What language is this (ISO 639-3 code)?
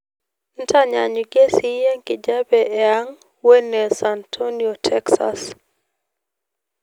mas